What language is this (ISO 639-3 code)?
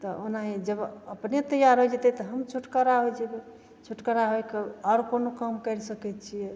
mai